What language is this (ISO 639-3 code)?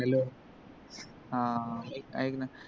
mar